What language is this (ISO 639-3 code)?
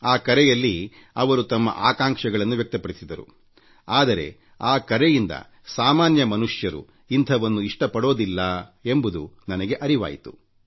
kan